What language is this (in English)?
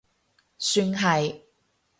Cantonese